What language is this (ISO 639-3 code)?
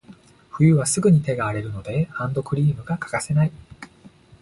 jpn